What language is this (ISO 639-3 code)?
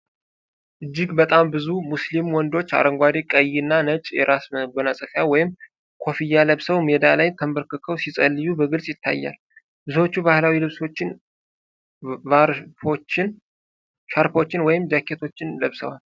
amh